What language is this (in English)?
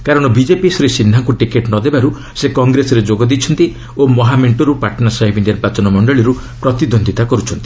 Odia